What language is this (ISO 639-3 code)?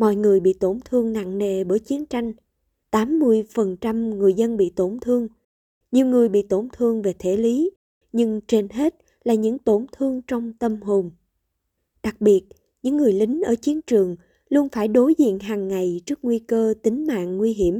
vie